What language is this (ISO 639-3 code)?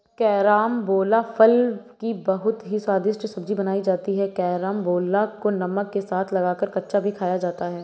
hin